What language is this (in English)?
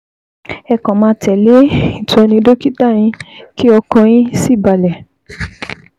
Yoruba